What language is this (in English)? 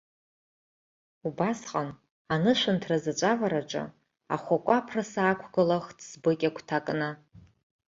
Abkhazian